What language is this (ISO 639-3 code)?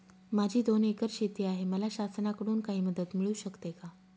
mar